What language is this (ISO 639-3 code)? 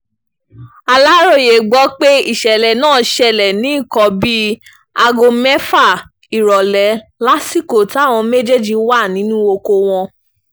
yor